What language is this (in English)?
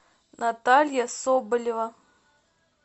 Russian